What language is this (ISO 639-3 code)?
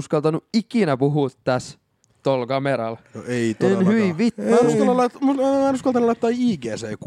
fin